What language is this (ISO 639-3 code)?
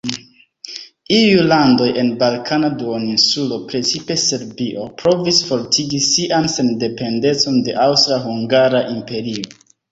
epo